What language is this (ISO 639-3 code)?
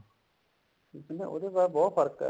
pan